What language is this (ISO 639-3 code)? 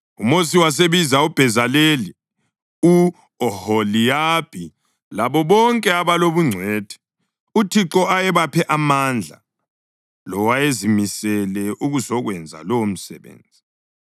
nde